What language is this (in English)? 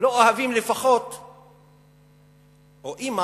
Hebrew